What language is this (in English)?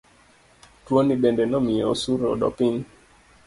Luo (Kenya and Tanzania)